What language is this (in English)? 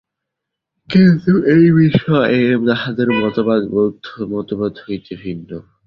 Bangla